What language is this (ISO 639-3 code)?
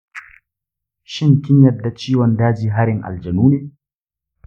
hau